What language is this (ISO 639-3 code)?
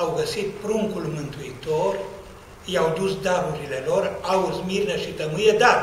ron